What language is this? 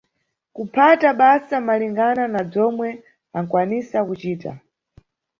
Nyungwe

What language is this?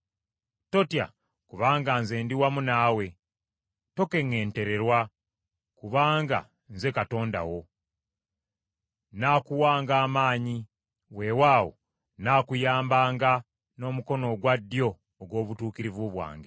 Ganda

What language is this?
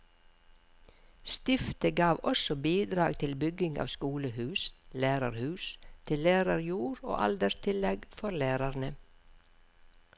Norwegian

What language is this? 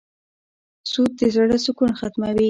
Pashto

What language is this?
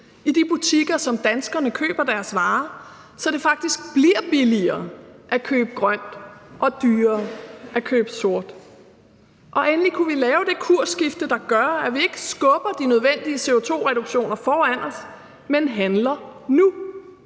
Danish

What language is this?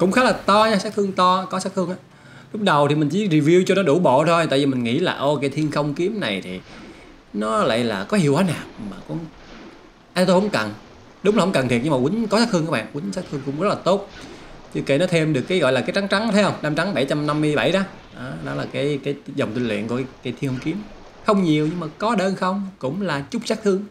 Vietnamese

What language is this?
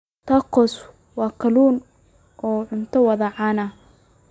Somali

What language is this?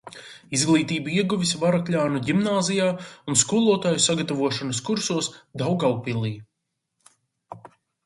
Latvian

